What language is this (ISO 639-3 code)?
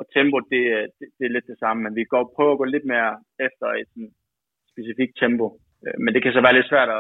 dan